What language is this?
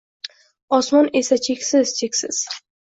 Uzbek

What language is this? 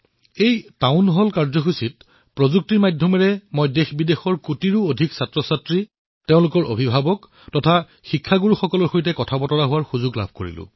Assamese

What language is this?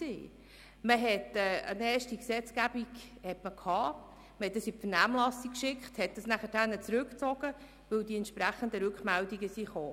Swiss German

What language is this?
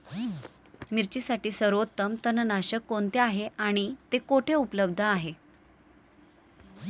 Marathi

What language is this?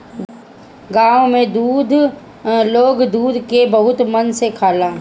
Bhojpuri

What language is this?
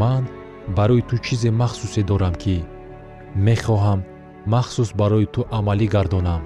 Persian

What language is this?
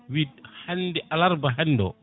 Fula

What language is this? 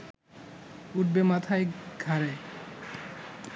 Bangla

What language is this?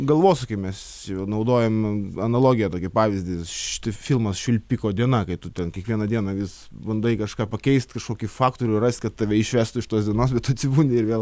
Lithuanian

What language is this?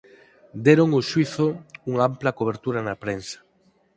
Galician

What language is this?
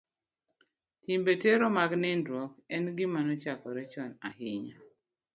Luo (Kenya and Tanzania)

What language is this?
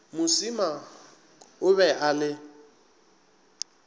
Northern Sotho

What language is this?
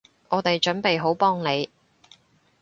Cantonese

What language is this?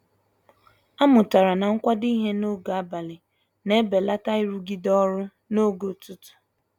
Igbo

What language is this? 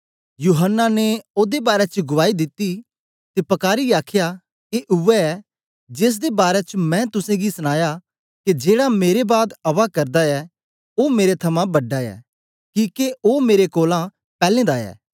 Dogri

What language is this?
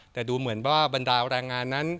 Thai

